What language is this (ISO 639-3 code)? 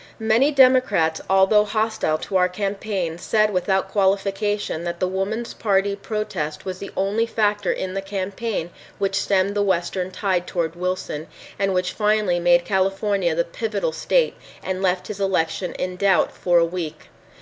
eng